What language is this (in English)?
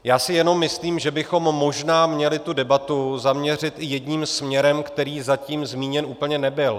Czech